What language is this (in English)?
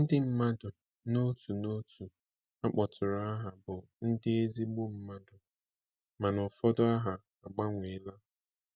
Igbo